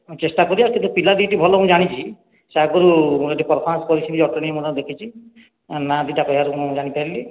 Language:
Odia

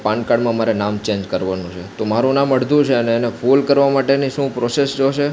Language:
Gujarati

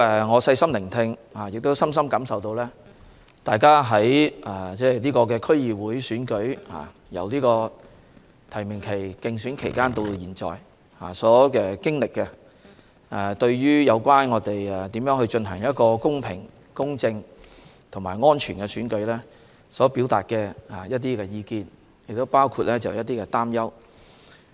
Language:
Cantonese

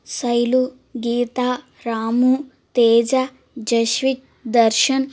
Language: Telugu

